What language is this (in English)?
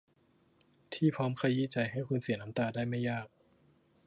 Thai